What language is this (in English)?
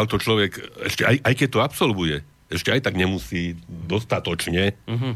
Slovak